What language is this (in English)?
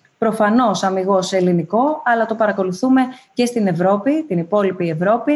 Greek